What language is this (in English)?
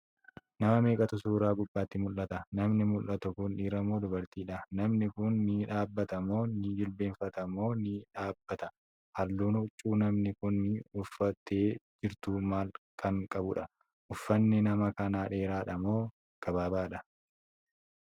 Oromo